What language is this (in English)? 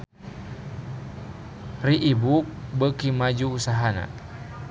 Sundanese